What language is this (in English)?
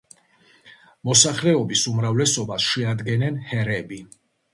Georgian